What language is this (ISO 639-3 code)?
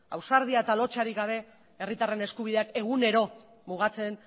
eus